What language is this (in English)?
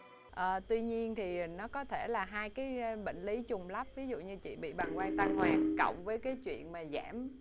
Vietnamese